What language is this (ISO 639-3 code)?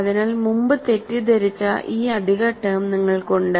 mal